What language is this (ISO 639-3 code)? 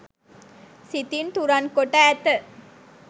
sin